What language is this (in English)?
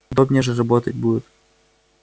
Russian